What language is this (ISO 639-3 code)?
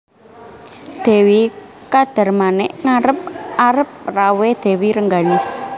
jav